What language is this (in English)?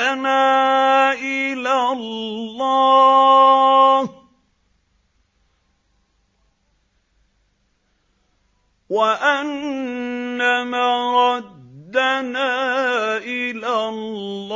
Arabic